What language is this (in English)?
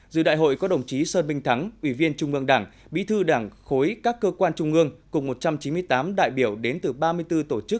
Vietnamese